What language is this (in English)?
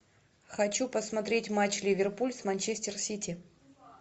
Russian